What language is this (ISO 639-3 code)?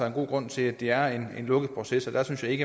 dan